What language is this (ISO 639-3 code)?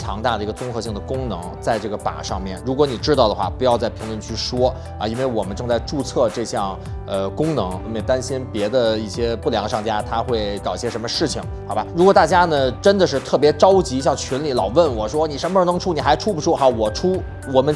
zho